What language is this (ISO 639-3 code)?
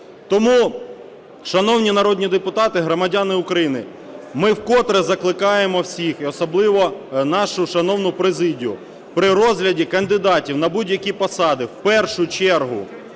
ukr